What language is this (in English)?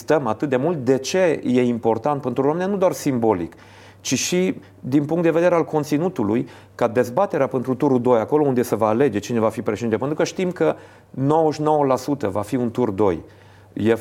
Romanian